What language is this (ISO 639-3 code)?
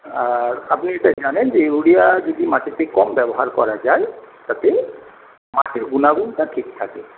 ben